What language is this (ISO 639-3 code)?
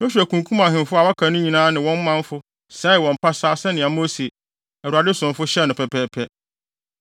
aka